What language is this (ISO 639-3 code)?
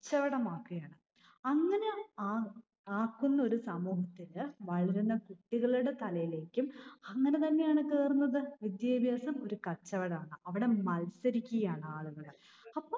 mal